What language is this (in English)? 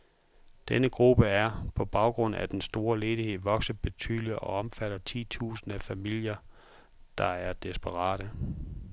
Danish